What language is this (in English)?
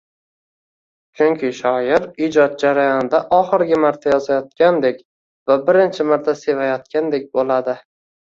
Uzbek